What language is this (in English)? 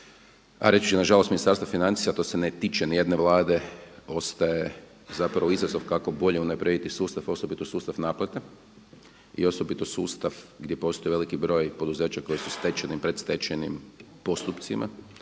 Croatian